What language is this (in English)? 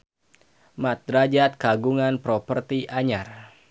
Sundanese